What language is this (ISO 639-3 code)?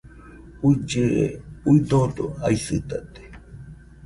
hux